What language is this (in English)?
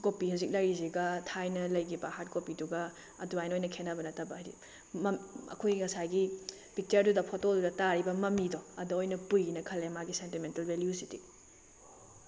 Manipuri